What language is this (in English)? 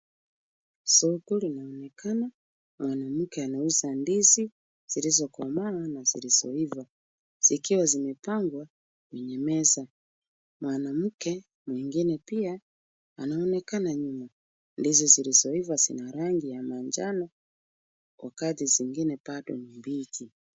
Swahili